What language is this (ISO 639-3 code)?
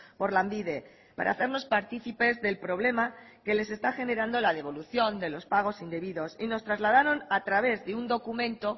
spa